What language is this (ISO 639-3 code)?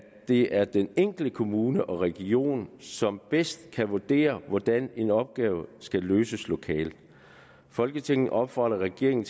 dan